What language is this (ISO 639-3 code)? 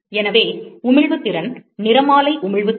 tam